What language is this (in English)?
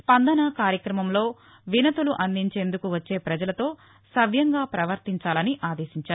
Telugu